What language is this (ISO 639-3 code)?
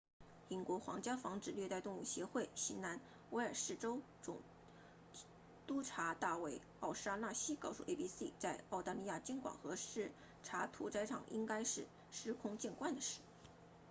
zho